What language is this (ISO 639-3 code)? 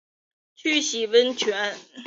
zho